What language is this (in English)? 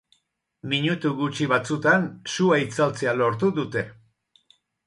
Basque